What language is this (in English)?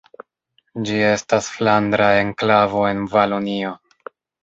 Esperanto